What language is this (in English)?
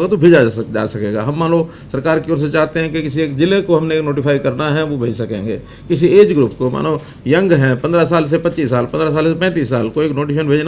Hindi